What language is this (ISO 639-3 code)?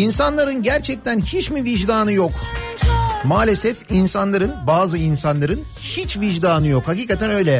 tur